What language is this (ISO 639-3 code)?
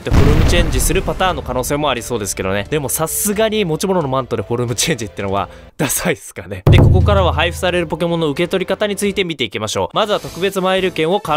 jpn